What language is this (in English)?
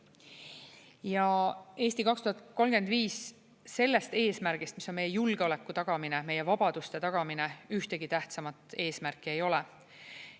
Estonian